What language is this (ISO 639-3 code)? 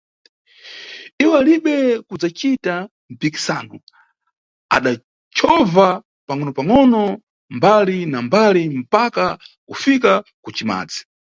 nyu